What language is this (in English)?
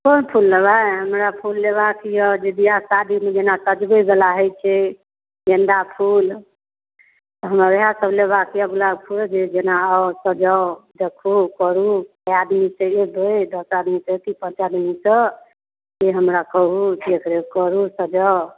Maithili